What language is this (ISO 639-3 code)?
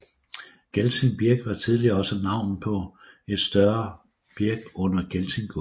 dan